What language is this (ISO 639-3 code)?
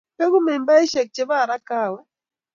kln